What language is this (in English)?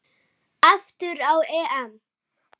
Icelandic